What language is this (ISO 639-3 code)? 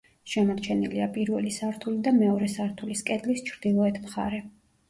kat